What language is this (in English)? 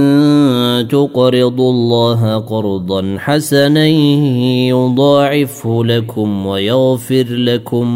Arabic